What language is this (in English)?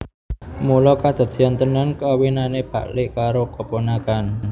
Javanese